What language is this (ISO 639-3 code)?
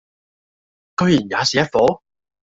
yue